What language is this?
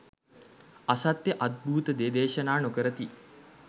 Sinhala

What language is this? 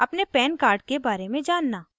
Hindi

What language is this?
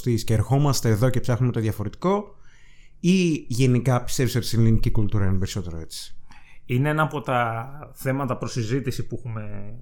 Greek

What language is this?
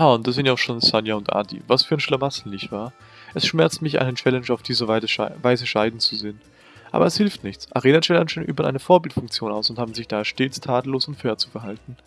German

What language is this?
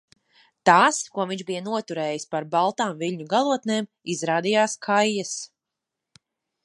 Latvian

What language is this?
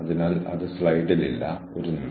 Malayalam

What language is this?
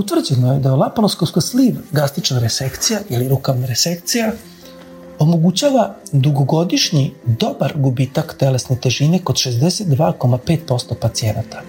Croatian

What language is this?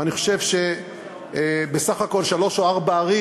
Hebrew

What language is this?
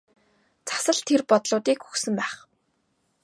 Mongolian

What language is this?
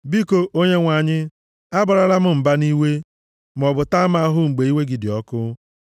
Igbo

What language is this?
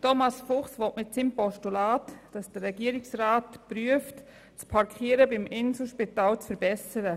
Swiss German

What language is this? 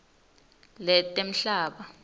Swati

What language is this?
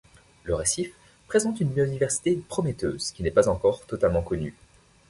French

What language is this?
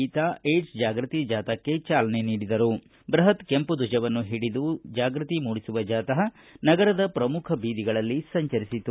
Kannada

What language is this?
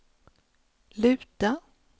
Swedish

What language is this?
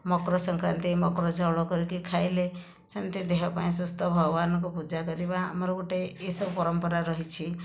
Odia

